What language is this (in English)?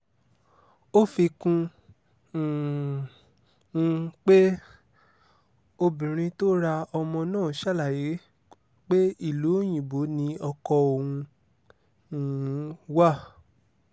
Yoruba